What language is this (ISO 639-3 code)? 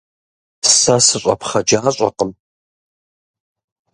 kbd